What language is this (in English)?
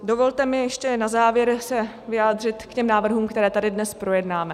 Czech